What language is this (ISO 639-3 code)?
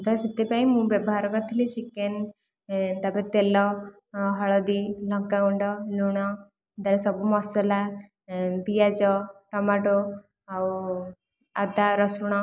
ori